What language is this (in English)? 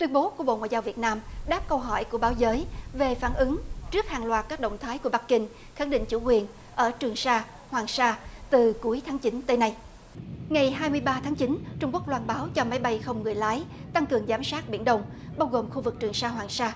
Vietnamese